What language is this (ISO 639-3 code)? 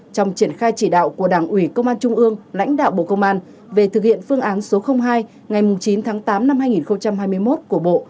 vie